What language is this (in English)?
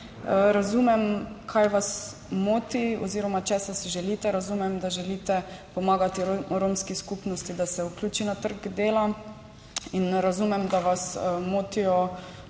Slovenian